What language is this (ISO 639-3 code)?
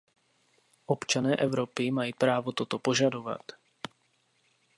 ces